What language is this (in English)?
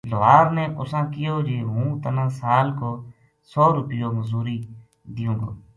Gujari